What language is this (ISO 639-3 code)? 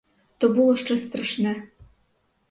ukr